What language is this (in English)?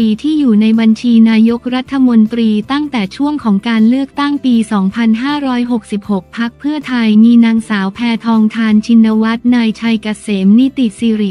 Thai